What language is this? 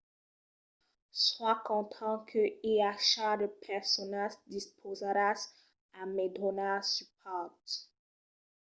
Occitan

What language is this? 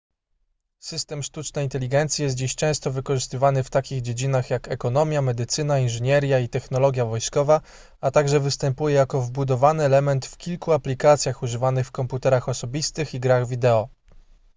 Polish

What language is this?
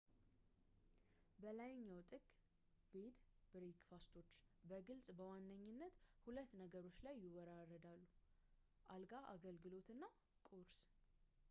Amharic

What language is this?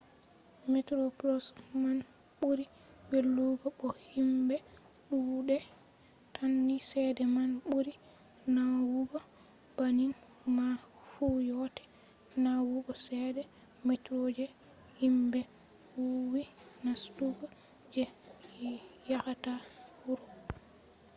Fula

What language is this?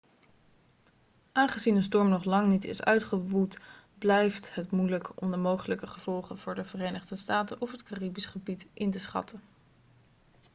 Dutch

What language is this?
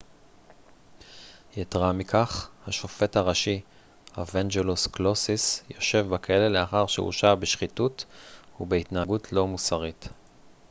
Hebrew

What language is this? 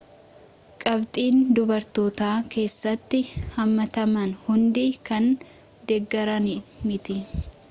Oromo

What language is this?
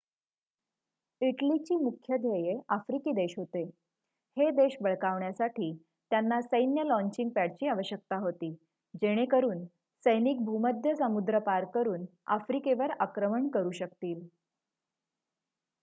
Marathi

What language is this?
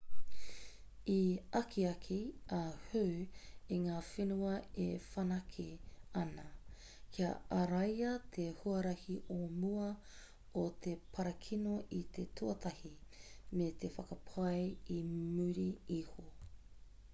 Māori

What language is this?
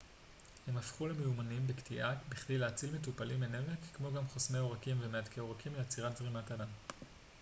Hebrew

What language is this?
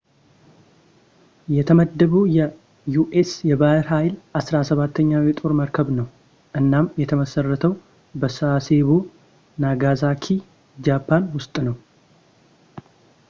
Amharic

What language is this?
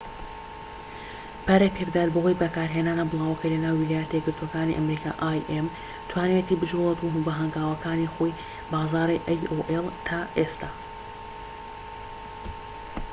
Central Kurdish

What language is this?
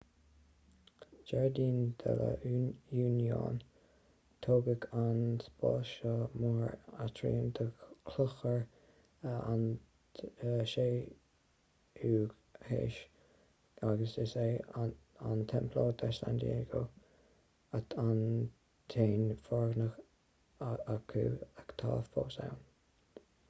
Irish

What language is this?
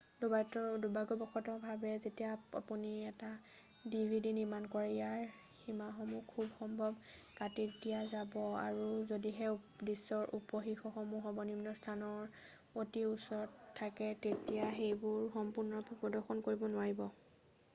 Assamese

